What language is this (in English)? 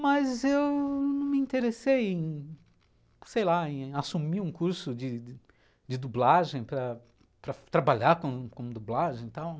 Portuguese